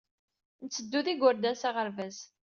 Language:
Kabyle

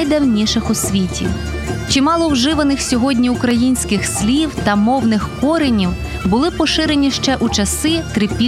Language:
Ukrainian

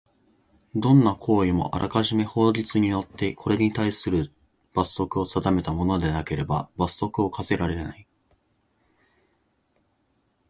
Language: Japanese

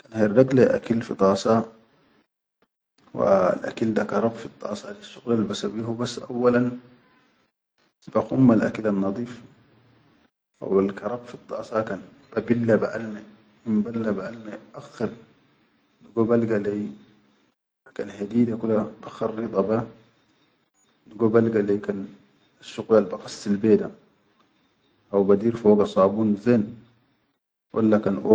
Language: Chadian Arabic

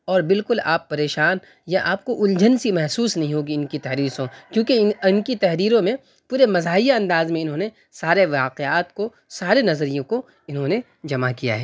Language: Urdu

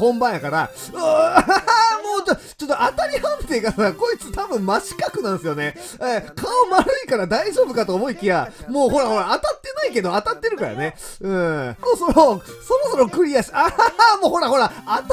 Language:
Japanese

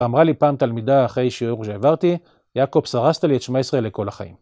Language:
Hebrew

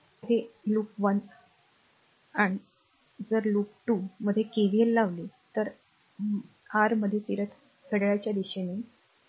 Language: Marathi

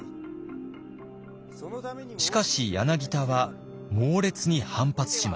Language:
Japanese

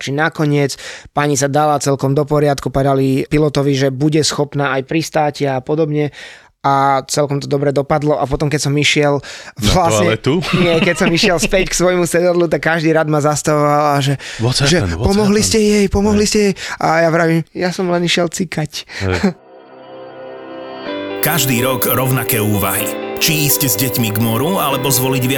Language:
Slovak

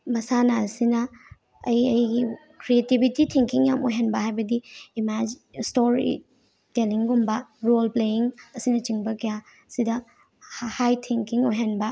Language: Manipuri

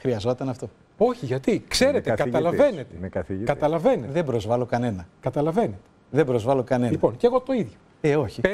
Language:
Greek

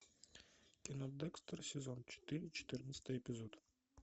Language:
Russian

